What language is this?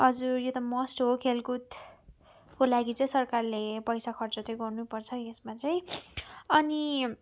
Nepali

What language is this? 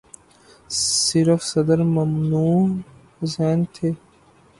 Urdu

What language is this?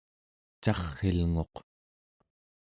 Central Yupik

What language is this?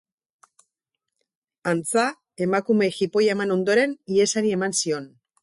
Basque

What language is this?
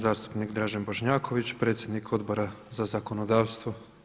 Croatian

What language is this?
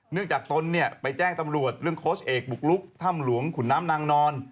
Thai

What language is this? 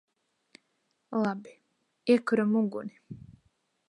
Latvian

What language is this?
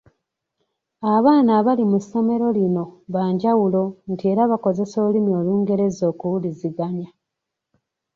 Ganda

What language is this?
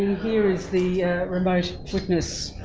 English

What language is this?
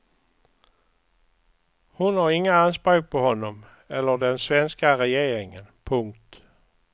Swedish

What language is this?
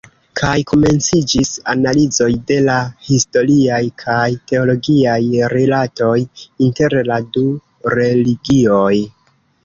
Esperanto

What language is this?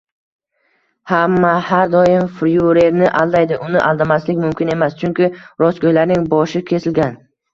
Uzbek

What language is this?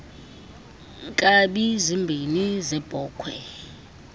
Xhosa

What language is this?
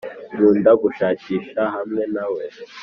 Kinyarwanda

